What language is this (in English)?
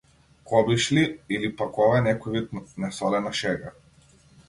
Macedonian